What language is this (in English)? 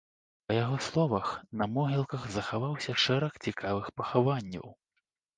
Belarusian